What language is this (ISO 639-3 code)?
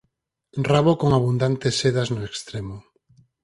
glg